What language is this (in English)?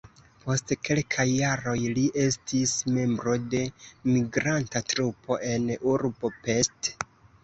Esperanto